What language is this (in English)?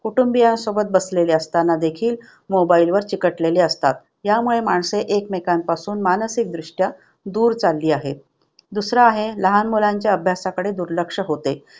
Marathi